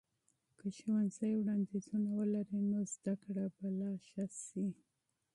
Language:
Pashto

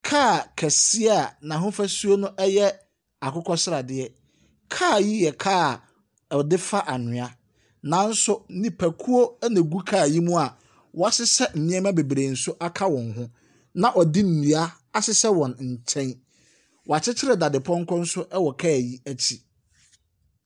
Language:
Akan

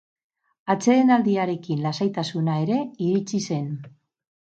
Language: Basque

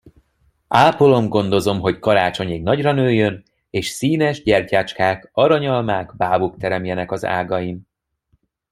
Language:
Hungarian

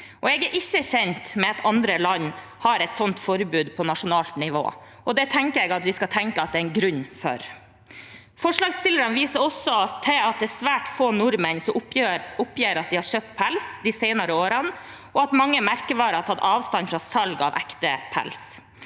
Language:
Norwegian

